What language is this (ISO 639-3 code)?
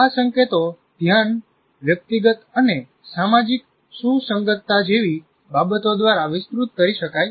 guj